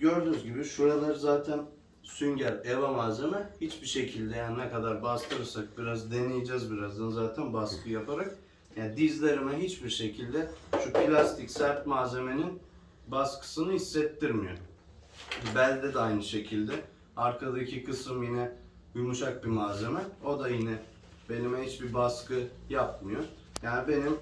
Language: Turkish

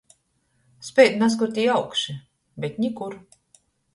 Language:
Latgalian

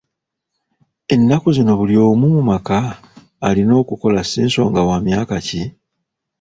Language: Ganda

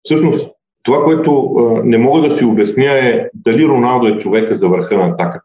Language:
Bulgarian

